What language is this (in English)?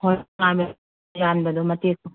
Manipuri